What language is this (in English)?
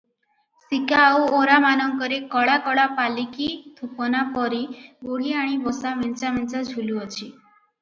Odia